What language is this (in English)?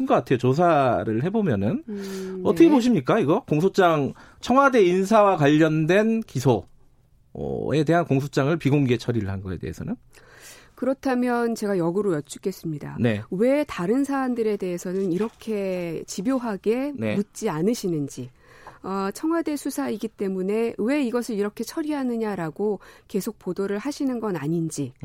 Korean